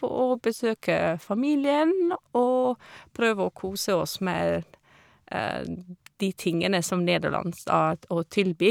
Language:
Norwegian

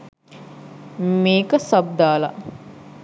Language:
Sinhala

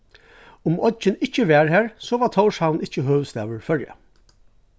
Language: Faroese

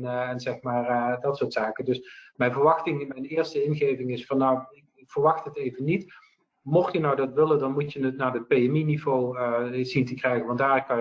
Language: Dutch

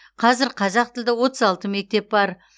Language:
Kazakh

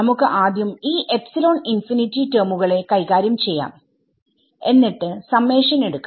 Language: Malayalam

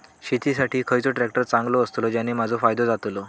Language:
Marathi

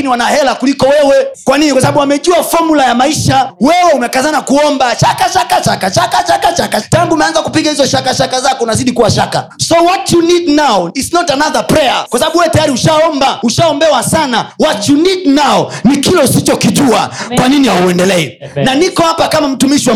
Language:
Swahili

